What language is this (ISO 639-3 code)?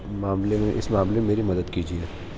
urd